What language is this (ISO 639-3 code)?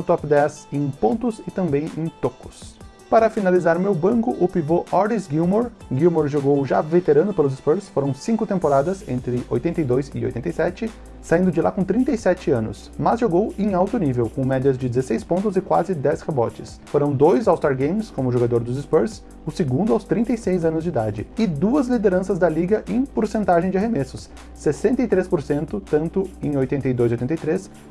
por